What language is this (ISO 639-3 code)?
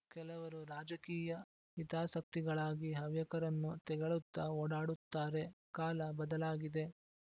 kan